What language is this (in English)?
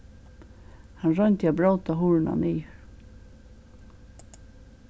Faroese